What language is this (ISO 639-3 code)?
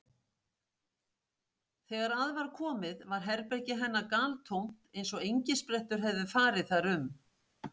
isl